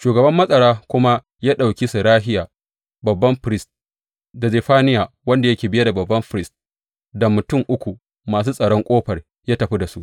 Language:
Hausa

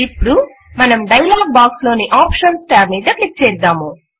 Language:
Telugu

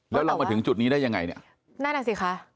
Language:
Thai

